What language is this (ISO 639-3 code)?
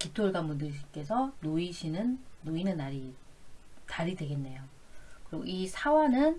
kor